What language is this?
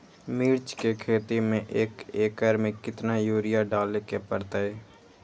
Magahi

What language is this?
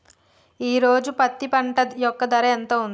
Telugu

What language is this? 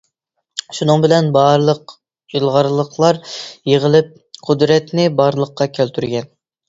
Uyghur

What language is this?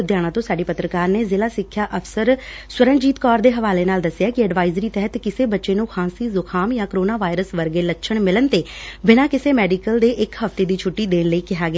Punjabi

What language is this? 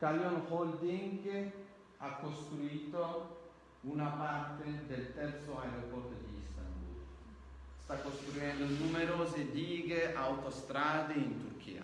Italian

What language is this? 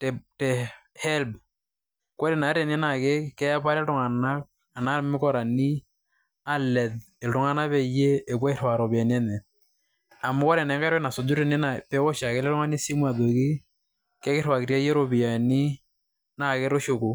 Masai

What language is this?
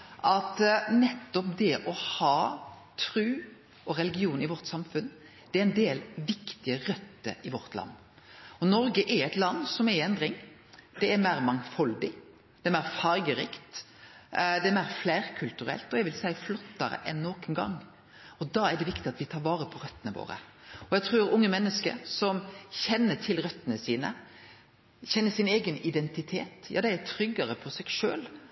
Norwegian Nynorsk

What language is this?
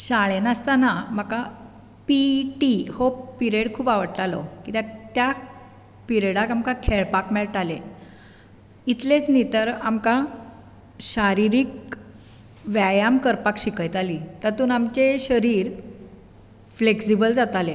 Konkani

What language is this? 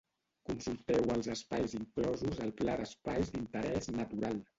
Catalan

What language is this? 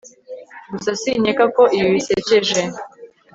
Kinyarwanda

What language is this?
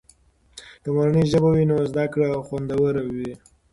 Pashto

